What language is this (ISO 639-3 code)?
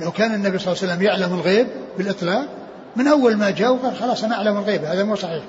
ara